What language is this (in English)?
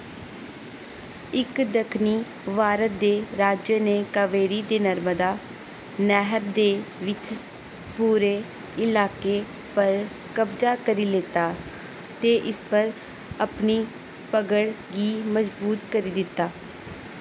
Dogri